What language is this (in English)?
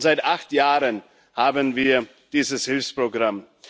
German